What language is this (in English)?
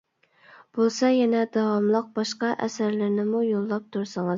Uyghur